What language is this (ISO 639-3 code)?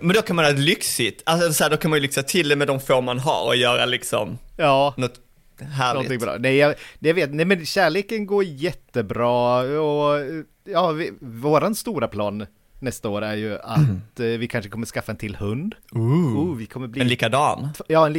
swe